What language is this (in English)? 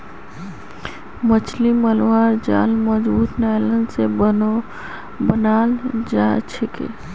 Magahi